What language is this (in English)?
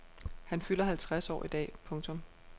Danish